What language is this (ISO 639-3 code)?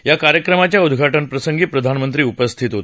mar